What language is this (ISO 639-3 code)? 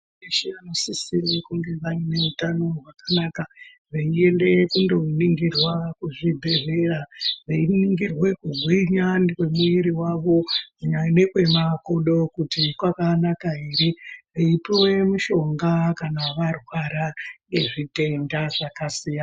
ndc